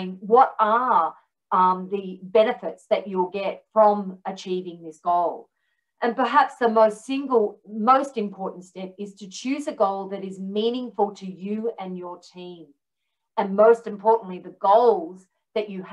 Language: English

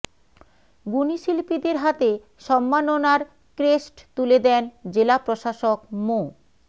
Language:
Bangla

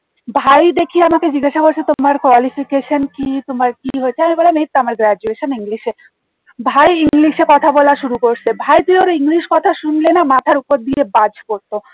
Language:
Bangla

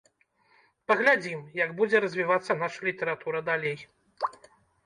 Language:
Belarusian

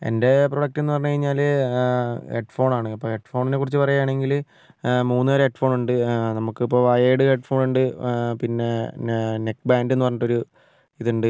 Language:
Malayalam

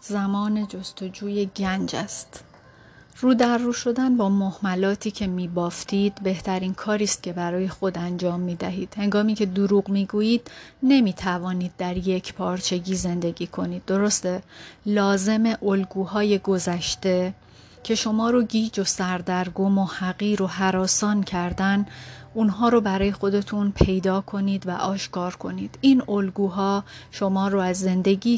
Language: Persian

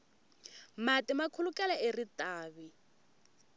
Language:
Tsonga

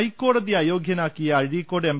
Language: Malayalam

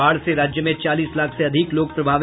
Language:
Hindi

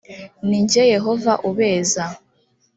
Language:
Kinyarwanda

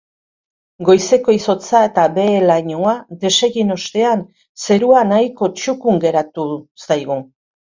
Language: Basque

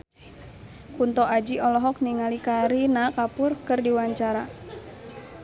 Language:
Sundanese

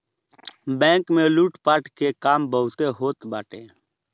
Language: Bhojpuri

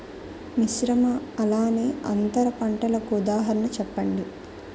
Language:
Telugu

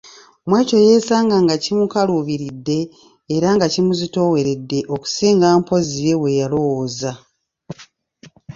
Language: Ganda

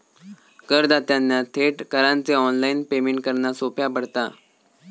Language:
Marathi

